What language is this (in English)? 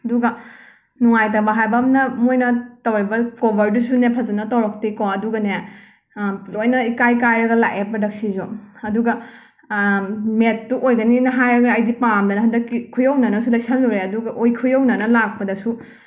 Manipuri